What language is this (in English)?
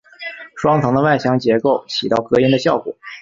Chinese